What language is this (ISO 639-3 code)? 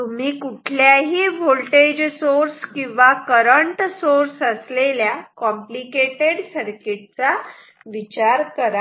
mar